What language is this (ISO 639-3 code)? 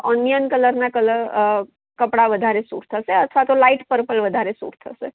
guj